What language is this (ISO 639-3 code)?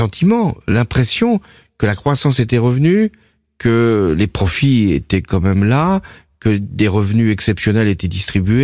fra